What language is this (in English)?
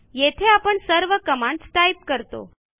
Marathi